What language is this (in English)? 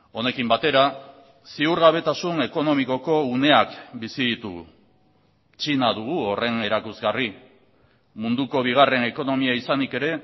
Basque